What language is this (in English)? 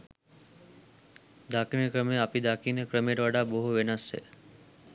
Sinhala